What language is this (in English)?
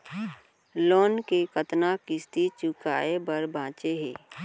Chhattisgarhi